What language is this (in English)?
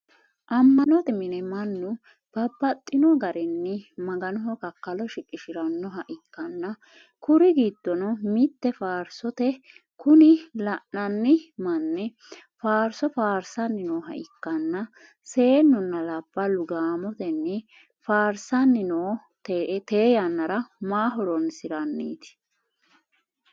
Sidamo